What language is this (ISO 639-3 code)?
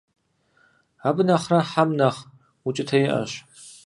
kbd